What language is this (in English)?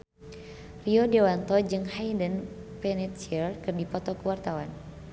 Sundanese